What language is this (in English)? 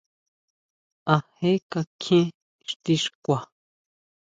Huautla Mazatec